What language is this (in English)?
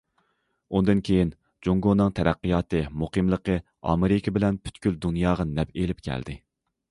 Uyghur